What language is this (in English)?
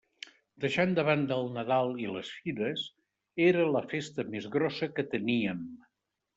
Catalan